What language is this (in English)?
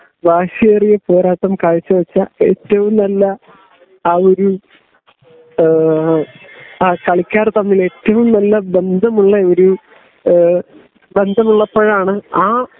Malayalam